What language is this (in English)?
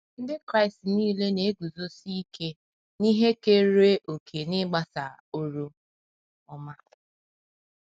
Igbo